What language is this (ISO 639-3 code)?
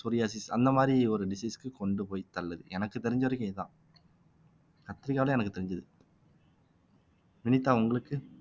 tam